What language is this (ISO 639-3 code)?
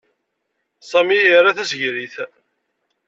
kab